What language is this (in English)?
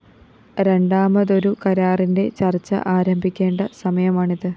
Malayalam